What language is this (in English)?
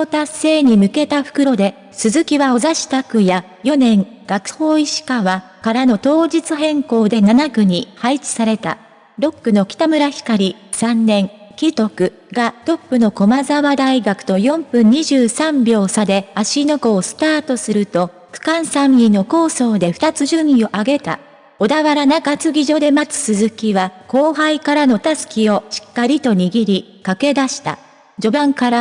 Japanese